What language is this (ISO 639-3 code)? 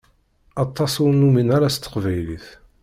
kab